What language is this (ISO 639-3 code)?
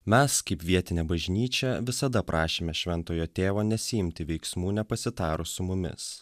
lit